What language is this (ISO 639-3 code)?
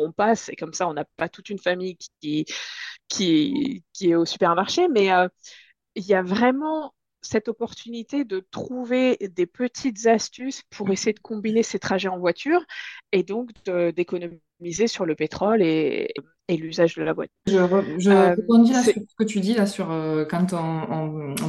fra